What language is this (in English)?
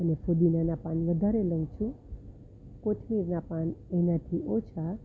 Gujarati